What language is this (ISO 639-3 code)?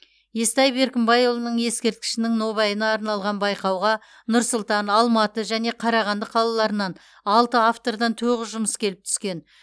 kaz